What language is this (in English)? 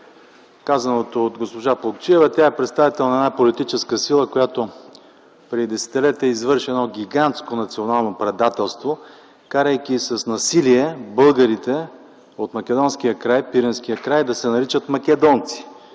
Bulgarian